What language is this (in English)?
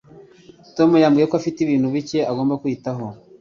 Kinyarwanda